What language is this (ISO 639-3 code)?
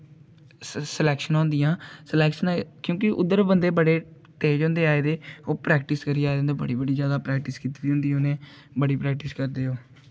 doi